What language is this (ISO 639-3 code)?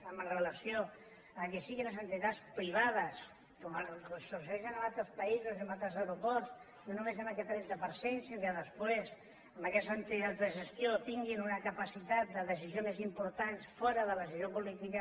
cat